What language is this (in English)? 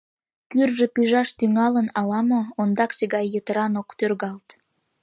Mari